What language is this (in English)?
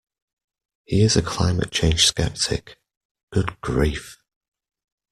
English